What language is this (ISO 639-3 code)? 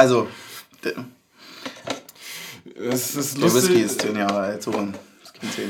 deu